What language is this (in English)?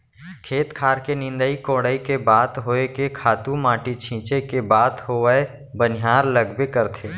Chhattisgarhi